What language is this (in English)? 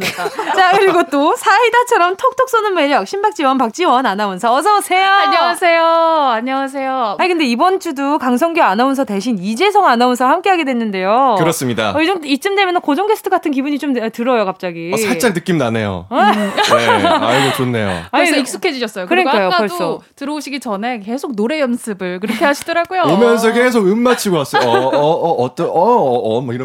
Korean